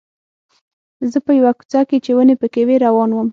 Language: Pashto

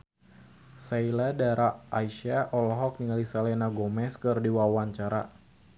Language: Sundanese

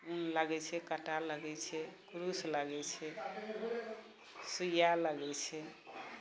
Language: Maithili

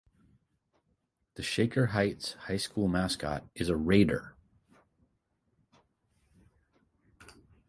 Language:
English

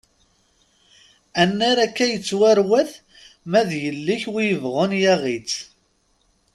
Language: Kabyle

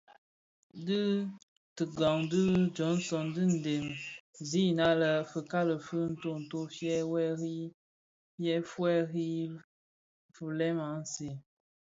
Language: Bafia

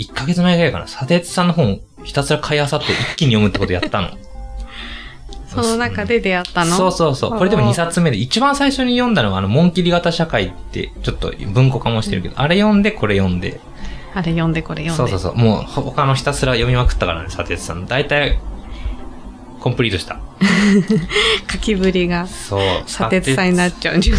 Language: Japanese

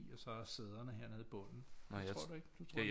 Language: Danish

